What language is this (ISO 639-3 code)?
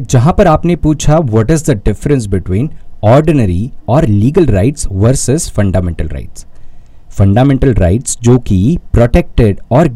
hin